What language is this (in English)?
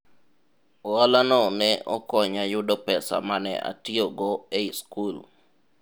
Luo (Kenya and Tanzania)